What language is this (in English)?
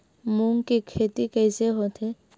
Chhattisgarhi